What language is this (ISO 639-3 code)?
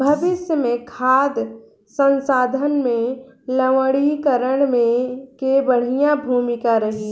bho